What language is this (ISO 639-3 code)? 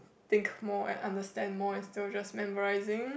eng